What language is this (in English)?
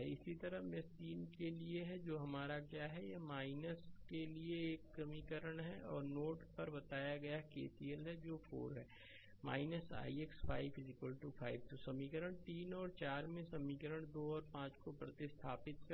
Hindi